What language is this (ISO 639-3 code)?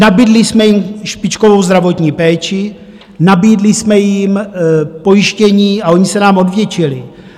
ces